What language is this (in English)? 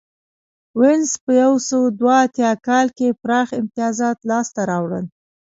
Pashto